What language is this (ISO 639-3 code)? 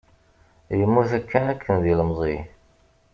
kab